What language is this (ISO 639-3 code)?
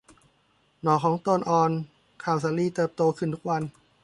tha